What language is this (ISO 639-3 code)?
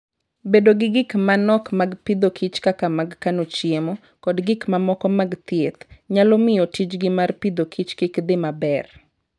luo